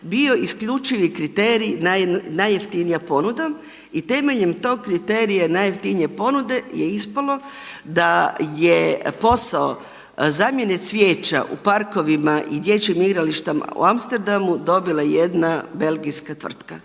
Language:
Croatian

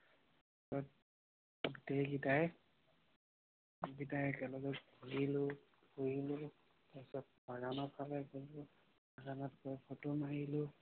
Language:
Assamese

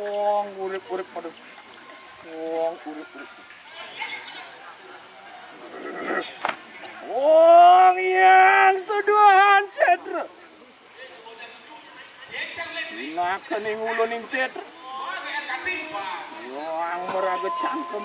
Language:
Indonesian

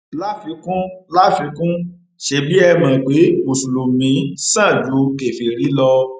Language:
Yoruba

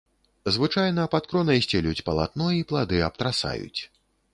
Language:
Belarusian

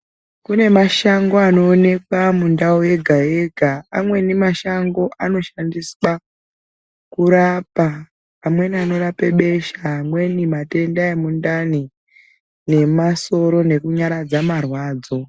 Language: Ndau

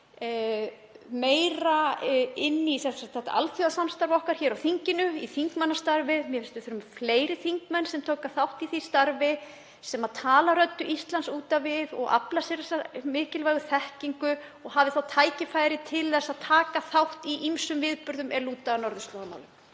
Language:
Icelandic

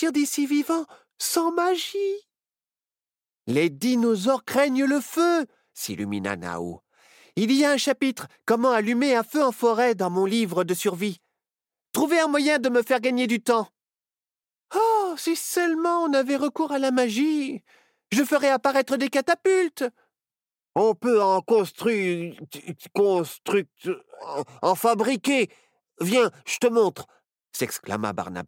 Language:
French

